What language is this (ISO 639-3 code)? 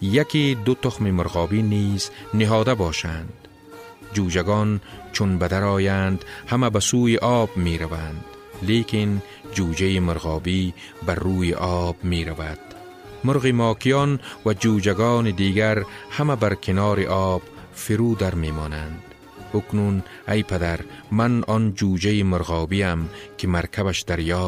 fas